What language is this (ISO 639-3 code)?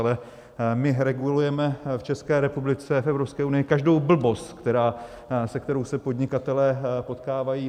ces